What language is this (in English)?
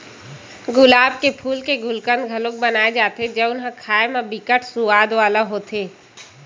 Chhattisgarhi